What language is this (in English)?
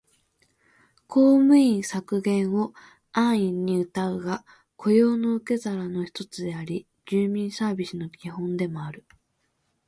Japanese